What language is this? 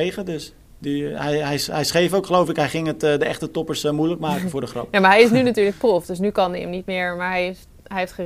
Dutch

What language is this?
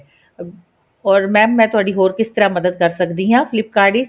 Punjabi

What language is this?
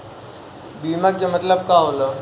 Bhojpuri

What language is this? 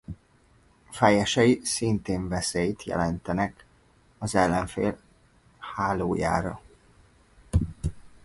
Hungarian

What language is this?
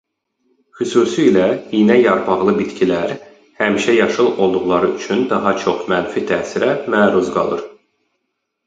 Azerbaijani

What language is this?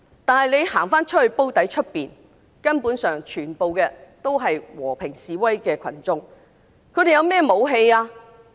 Cantonese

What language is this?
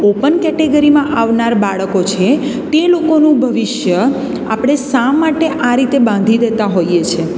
Gujarati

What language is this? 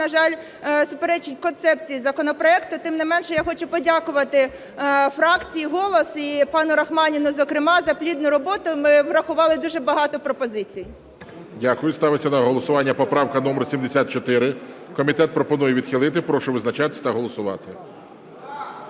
Ukrainian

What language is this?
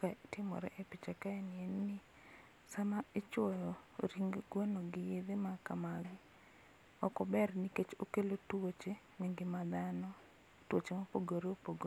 Luo (Kenya and Tanzania)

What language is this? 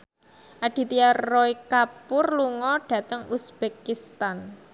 Javanese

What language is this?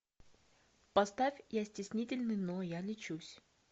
Russian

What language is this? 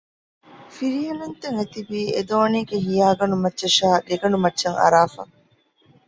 Divehi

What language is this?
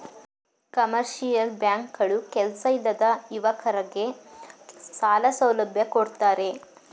Kannada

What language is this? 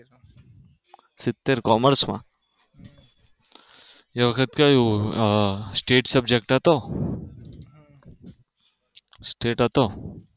Gujarati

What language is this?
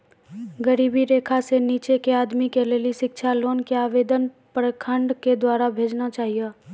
Maithili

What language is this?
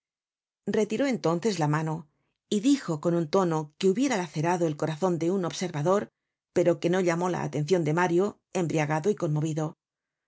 Spanish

